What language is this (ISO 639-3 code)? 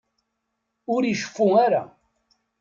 kab